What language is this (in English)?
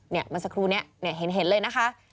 Thai